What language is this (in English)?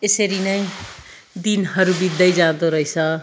Nepali